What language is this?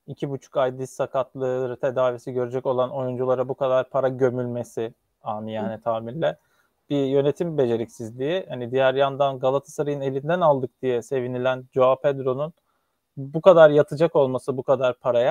Turkish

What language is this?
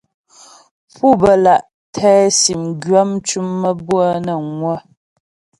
Ghomala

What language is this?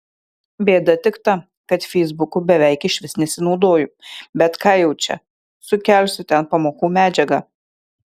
Lithuanian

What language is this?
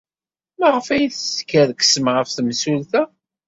Kabyle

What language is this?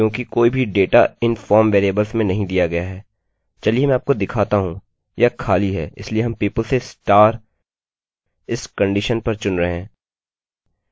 Hindi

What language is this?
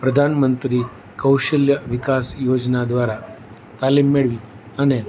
Gujarati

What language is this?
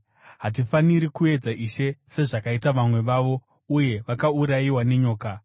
Shona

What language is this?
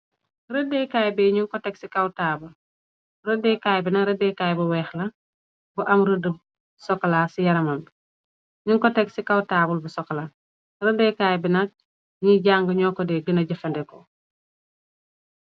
Wolof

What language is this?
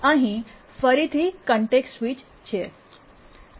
Gujarati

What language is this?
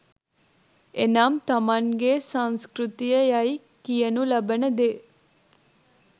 Sinhala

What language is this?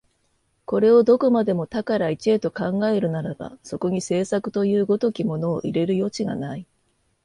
Japanese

